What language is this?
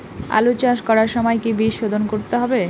Bangla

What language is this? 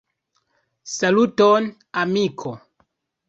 Esperanto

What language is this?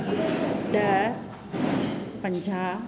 Sindhi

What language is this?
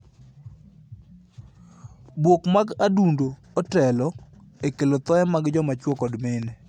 Luo (Kenya and Tanzania)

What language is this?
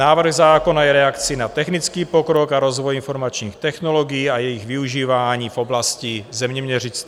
Czech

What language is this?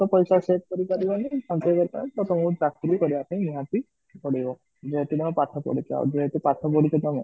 Odia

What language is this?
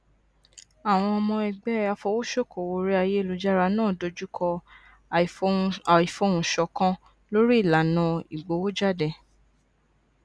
Yoruba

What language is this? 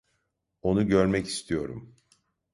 Turkish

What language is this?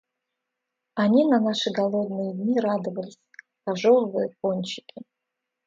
Russian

